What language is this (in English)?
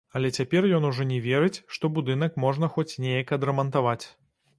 Belarusian